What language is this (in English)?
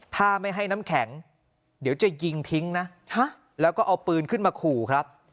Thai